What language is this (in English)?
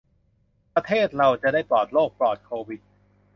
Thai